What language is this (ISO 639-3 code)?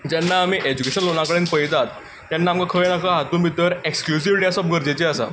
kok